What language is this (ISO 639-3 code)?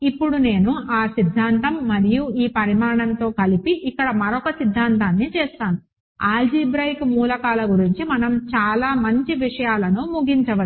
tel